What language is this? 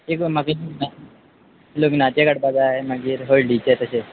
Konkani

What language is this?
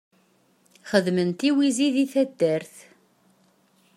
Kabyle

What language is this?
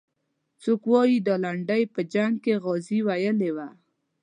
Pashto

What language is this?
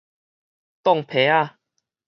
Min Nan Chinese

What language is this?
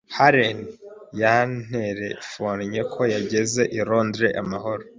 Kinyarwanda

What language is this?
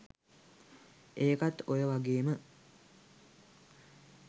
Sinhala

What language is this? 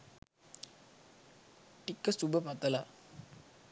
Sinhala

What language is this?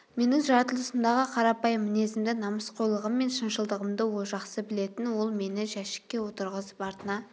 Kazakh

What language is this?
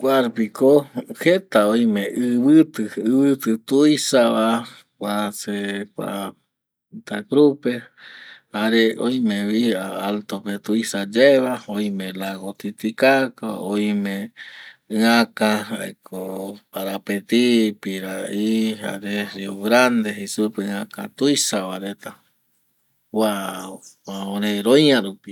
Eastern Bolivian Guaraní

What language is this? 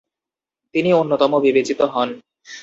Bangla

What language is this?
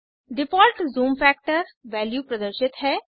Hindi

